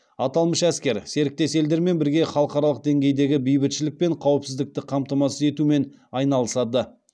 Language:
Kazakh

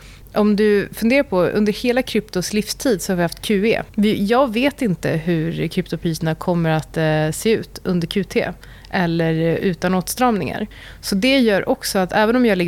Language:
Swedish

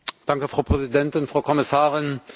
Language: German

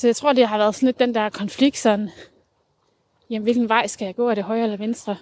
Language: Danish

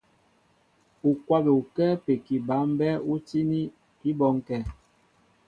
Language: Mbo (Cameroon)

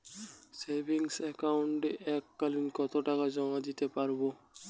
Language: Bangla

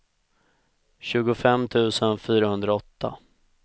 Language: Swedish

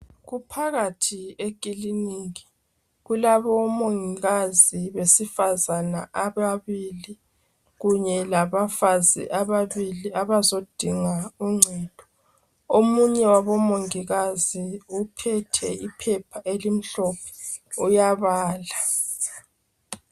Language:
North Ndebele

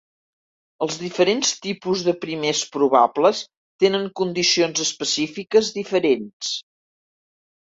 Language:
Catalan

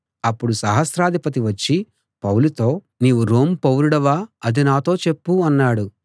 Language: Telugu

